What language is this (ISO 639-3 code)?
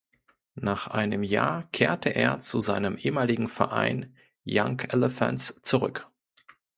deu